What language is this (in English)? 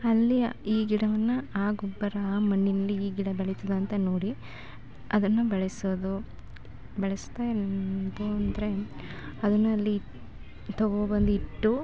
Kannada